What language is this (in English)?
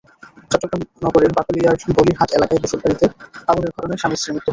Bangla